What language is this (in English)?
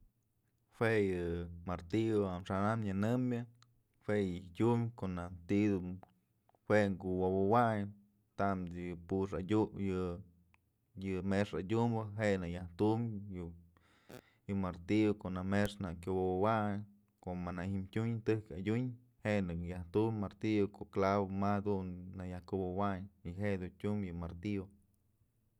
Mazatlán Mixe